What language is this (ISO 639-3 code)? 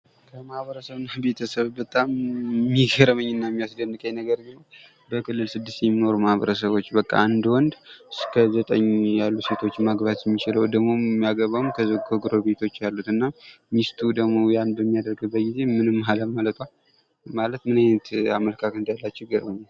amh